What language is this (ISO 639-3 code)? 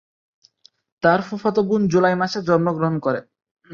ben